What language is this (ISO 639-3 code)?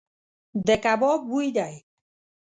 pus